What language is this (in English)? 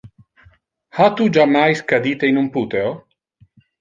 Interlingua